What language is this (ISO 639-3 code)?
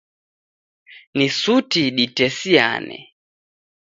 dav